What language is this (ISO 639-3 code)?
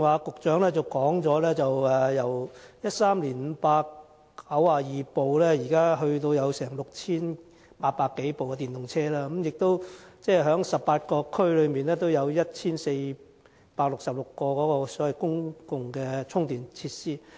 yue